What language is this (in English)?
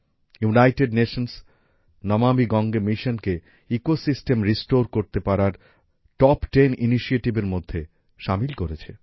Bangla